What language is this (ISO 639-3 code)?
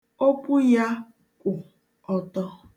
ibo